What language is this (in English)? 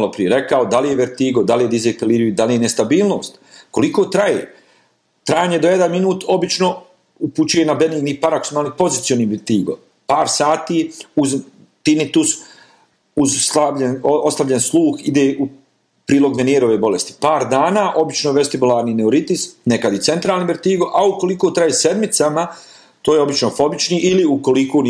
Croatian